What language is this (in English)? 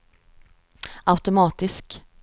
Swedish